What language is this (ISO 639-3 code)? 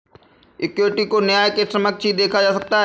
hin